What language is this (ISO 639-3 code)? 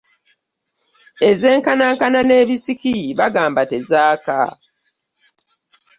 lug